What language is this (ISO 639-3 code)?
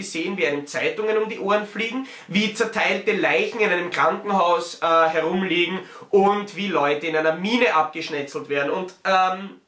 deu